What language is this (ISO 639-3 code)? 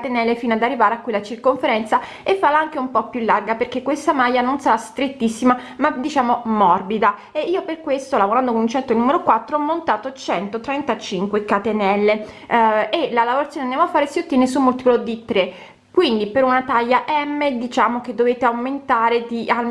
ita